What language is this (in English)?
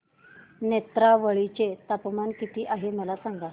Marathi